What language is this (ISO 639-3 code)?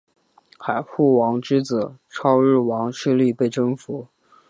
zho